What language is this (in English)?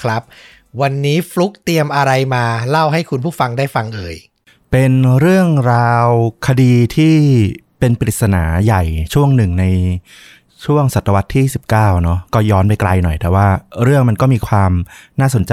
Thai